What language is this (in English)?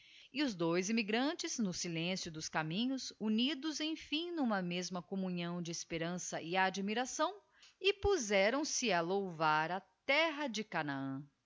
Portuguese